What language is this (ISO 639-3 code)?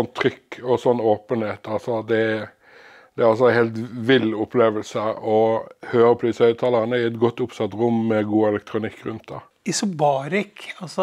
nor